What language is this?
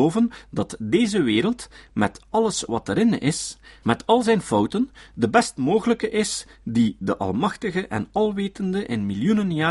Dutch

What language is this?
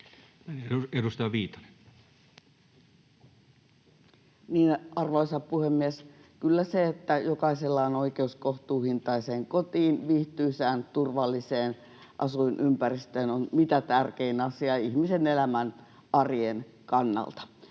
Finnish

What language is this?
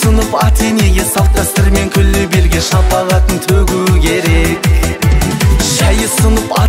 Turkish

